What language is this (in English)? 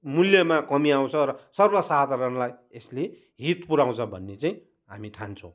Nepali